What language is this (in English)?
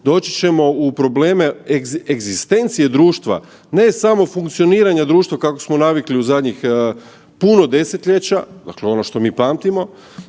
Croatian